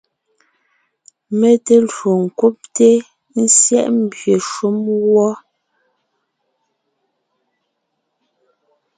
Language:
Ngiemboon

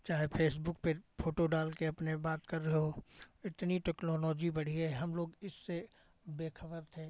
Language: Hindi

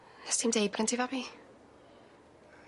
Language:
Welsh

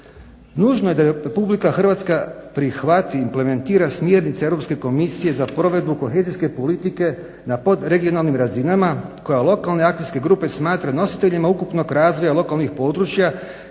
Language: Croatian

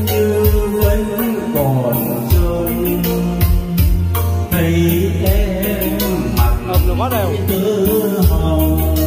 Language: Vietnamese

